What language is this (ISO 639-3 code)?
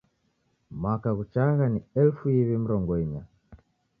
dav